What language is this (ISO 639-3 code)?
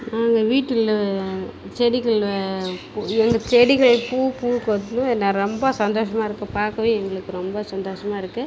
tam